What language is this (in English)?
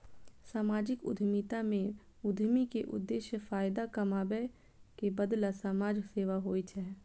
Maithili